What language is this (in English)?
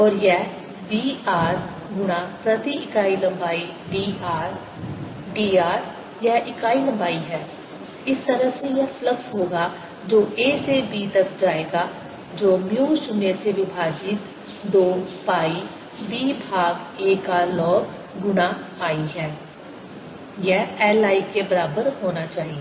Hindi